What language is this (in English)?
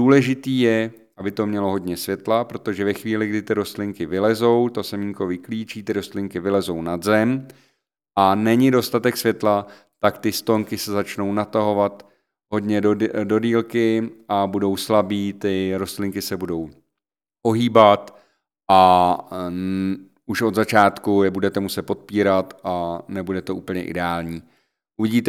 Czech